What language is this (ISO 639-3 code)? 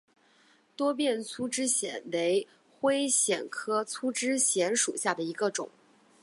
zho